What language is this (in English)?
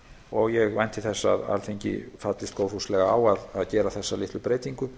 Icelandic